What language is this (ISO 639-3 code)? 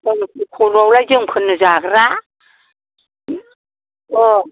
brx